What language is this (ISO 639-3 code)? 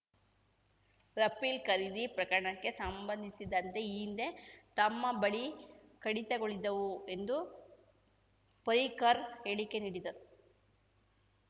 kan